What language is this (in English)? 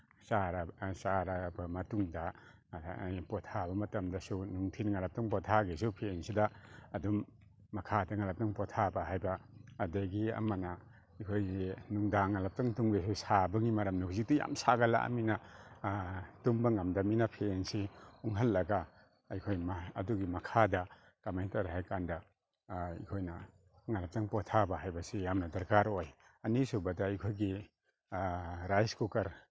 Manipuri